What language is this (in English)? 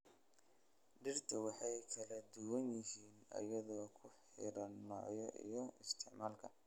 Somali